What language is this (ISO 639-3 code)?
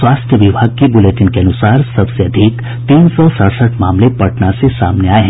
hin